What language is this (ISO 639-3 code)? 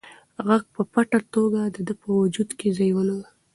pus